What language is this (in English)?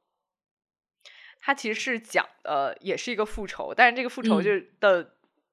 Chinese